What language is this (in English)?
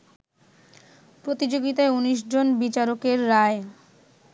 Bangla